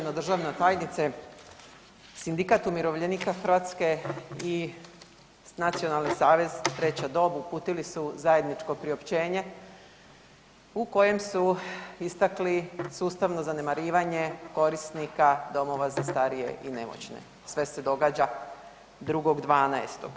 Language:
Croatian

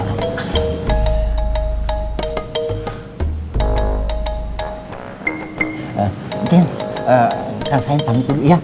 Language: Indonesian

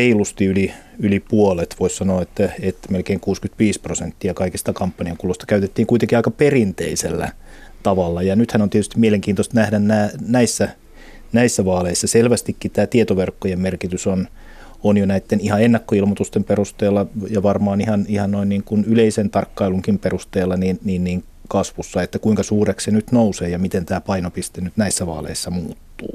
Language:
Finnish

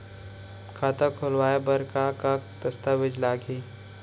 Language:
Chhattisgarhi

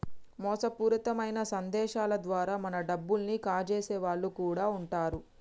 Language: Telugu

